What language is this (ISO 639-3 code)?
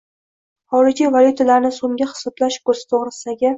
uzb